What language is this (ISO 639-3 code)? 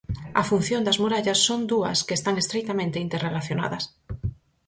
glg